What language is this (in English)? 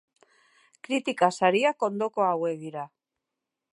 Basque